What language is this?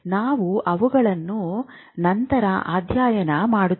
Kannada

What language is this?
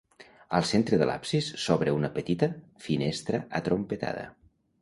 Catalan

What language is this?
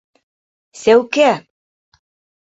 Bashkir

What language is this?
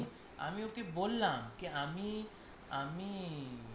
Bangla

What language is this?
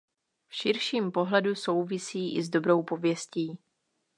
Czech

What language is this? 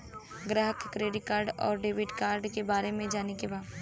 Bhojpuri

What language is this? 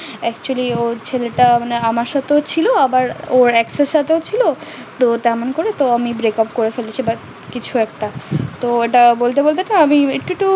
Bangla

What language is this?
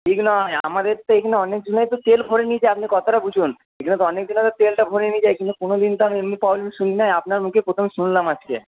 Bangla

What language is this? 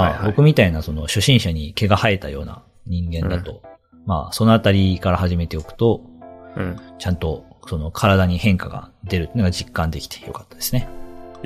Japanese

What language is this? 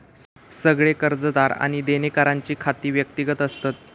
Marathi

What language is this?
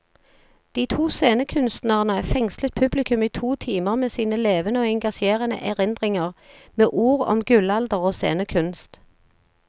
Norwegian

